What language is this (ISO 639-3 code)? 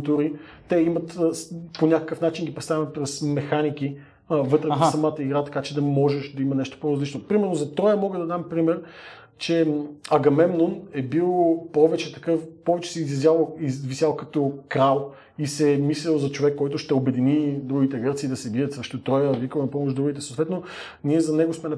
bul